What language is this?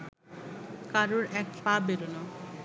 Bangla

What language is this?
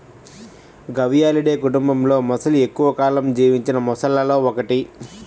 Telugu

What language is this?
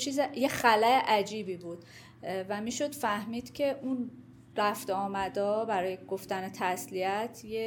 Persian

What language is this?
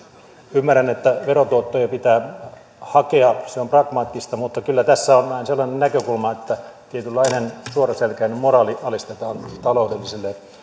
Finnish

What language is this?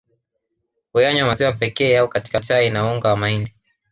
Swahili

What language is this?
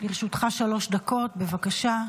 Hebrew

